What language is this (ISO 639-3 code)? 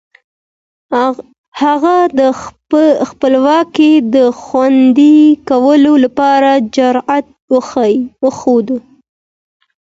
pus